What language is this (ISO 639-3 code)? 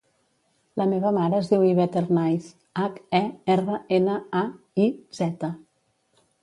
cat